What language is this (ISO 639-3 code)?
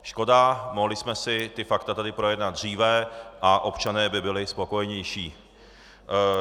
ces